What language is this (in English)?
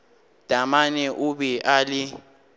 Northern Sotho